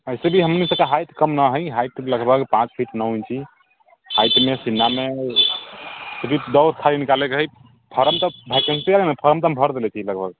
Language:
Maithili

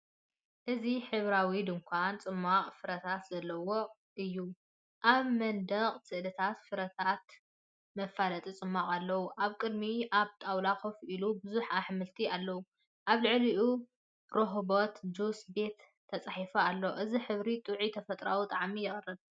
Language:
Tigrinya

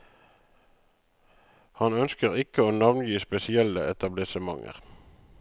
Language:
Norwegian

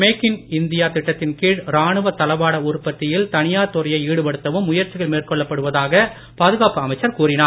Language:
Tamil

